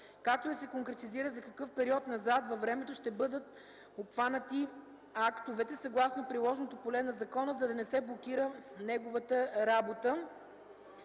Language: Bulgarian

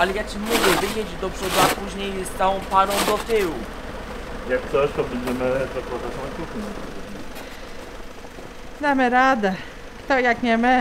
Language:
Polish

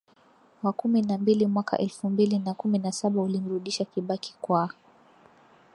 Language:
Swahili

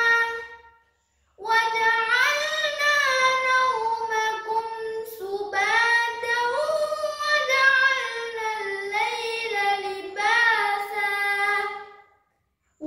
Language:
Indonesian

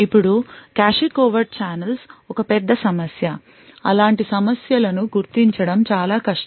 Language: Telugu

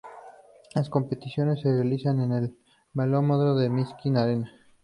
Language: Spanish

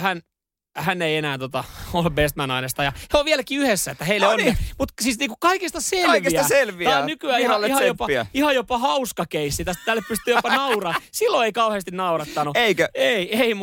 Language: Finnish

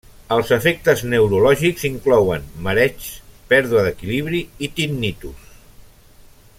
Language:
Catalan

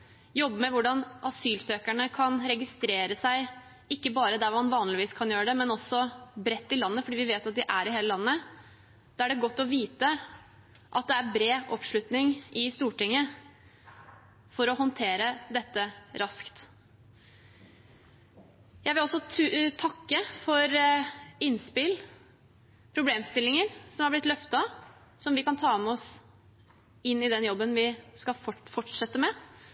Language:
Norwegian Bokmål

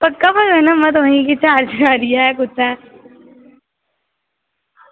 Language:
Dogri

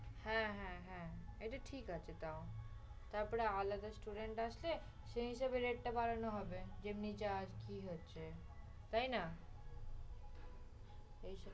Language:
Bangla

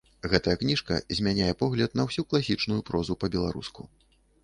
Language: Belarusian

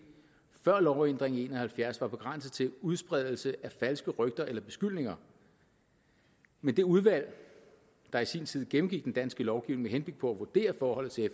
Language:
Danish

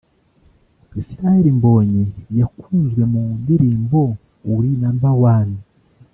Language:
Kinyarwanda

